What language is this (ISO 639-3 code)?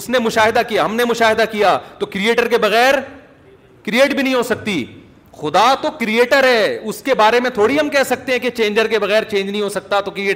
urd